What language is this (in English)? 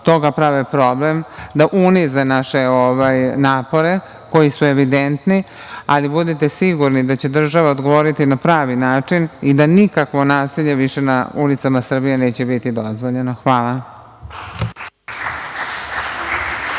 Serbian